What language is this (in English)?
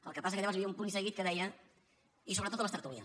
Catalan